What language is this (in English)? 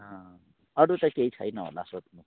Nepali